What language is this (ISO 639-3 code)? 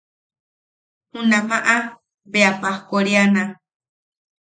yaq